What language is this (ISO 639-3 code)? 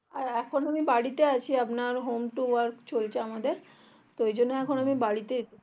ben